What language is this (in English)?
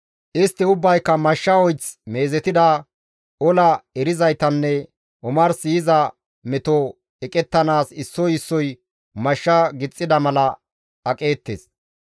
Gamo